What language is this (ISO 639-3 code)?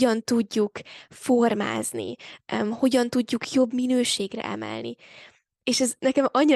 hun